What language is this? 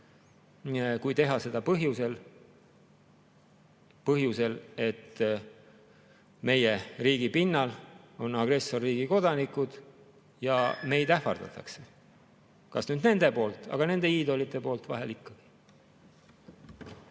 Estonian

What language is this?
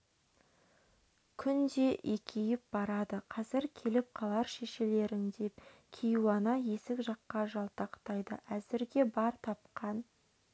Kazakh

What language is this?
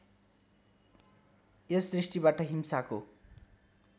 Nepali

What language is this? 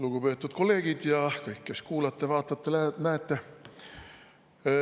Estonian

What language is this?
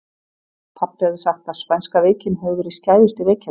Icelandic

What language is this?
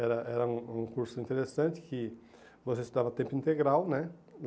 Portuguese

